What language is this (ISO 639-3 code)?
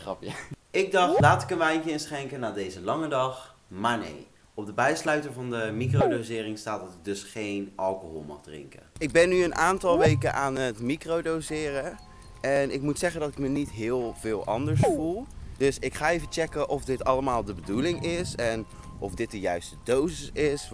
nld